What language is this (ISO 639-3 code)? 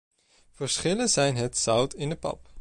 nld